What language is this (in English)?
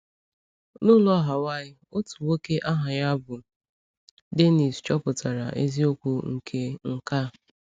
Igbo